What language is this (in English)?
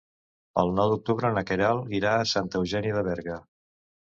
Catalan